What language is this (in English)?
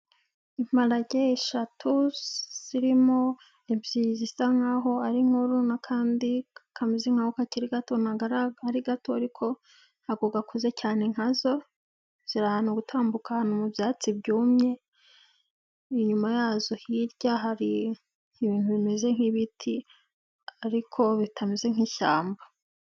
Kinyarwanda